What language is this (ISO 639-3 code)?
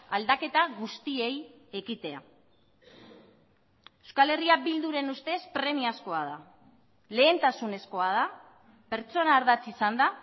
eus